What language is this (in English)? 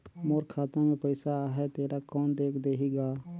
Chhattisgarhi